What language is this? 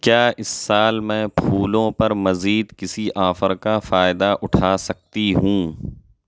Urdu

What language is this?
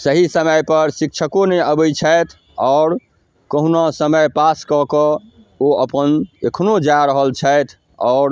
Maithili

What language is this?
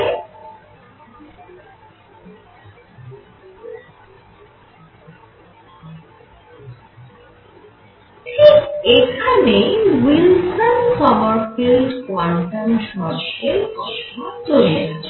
Bangla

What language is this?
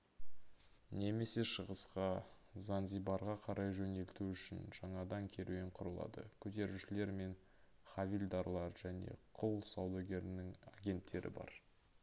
Kazakh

